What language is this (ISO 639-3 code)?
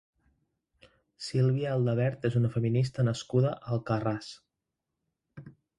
cat